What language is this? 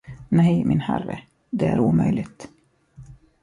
Swedish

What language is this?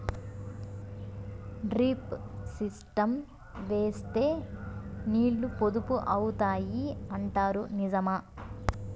Telugu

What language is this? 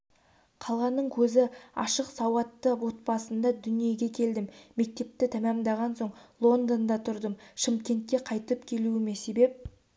Kazakh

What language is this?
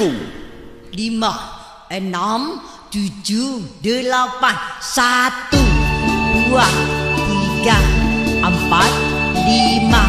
Indonesian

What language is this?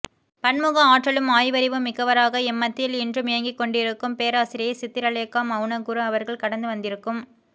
Tamil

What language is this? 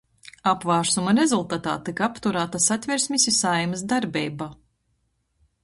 Latgalian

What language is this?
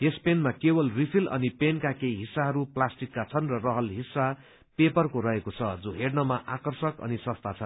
Nepali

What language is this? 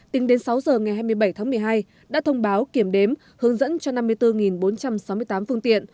Vietnamese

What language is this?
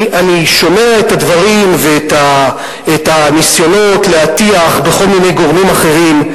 Hebrew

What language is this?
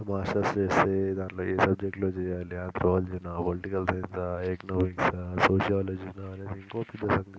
Telugu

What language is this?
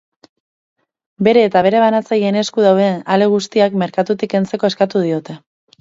Basque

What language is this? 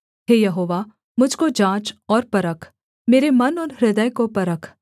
Hindi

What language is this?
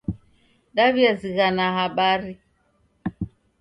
Taita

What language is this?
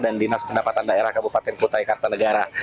Indonesian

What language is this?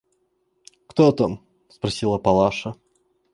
Russian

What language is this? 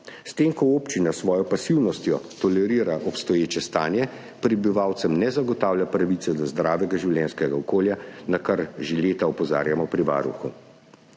Slovenian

